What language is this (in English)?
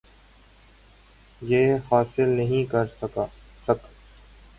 Urdu